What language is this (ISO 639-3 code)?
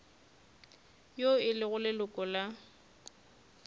nso